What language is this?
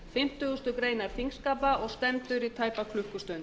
Icelandic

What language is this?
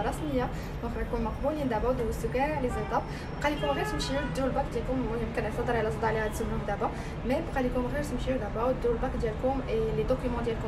Arabic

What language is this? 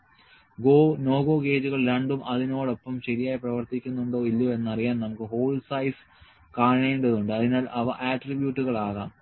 Malayalam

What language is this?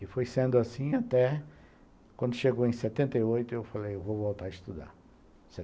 Portuguese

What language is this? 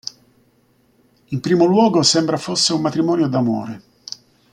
Italian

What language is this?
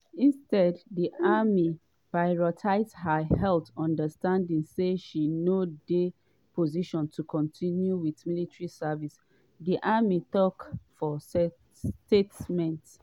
Nigerian Pidgin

